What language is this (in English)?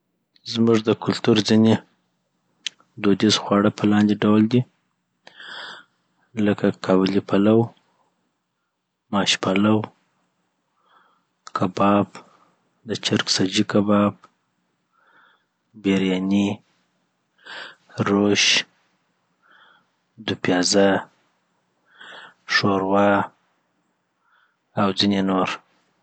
Southern Pashto